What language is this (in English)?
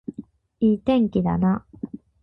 Japanese